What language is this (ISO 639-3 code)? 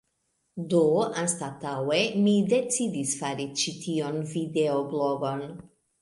epo